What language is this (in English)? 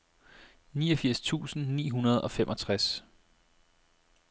Danish